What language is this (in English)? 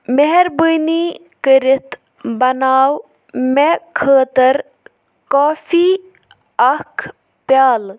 Kashmiri